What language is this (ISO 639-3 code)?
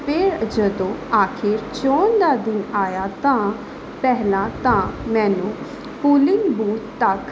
pan